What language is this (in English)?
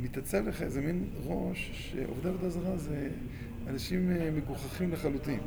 Hebrew